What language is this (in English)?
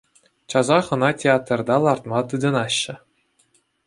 Chuvash